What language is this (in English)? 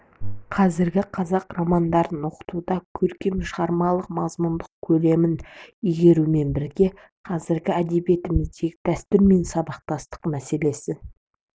Kazakh